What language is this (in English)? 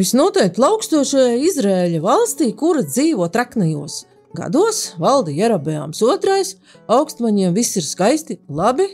Latvian